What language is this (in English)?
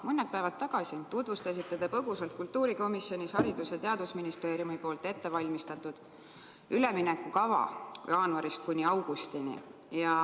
Estonian